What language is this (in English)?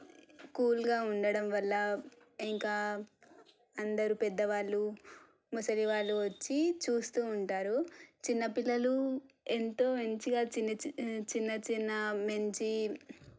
Telugu